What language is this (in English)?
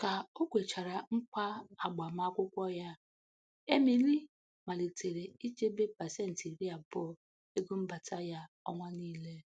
Igbo